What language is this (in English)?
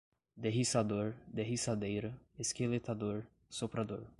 Portuguese